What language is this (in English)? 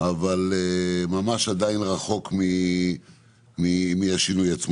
Hebrew